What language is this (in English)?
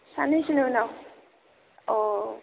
Bodo